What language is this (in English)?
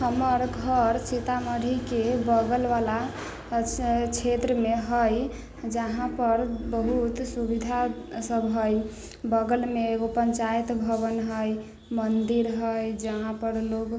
Maithili